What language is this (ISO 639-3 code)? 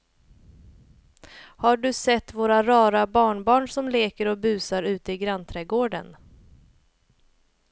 swe